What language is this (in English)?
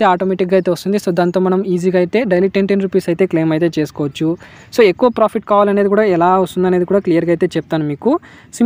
Hindi